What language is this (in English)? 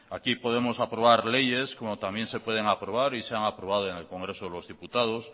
Spanish